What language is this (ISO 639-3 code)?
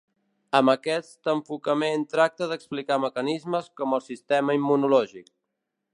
cat